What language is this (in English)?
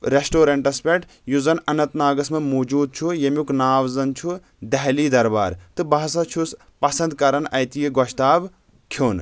Kashmiri